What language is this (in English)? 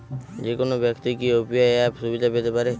Bangla